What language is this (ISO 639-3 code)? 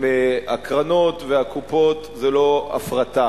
heb